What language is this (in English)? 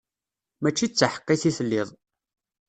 Kabyle